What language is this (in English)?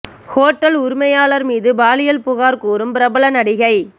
Tamil